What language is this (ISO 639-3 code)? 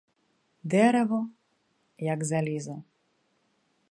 ukr